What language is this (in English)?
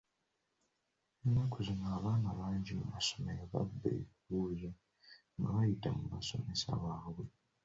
Ganda